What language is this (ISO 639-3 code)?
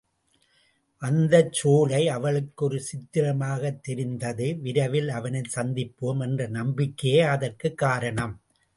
tam